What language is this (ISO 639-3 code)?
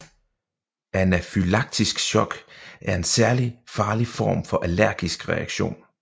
dan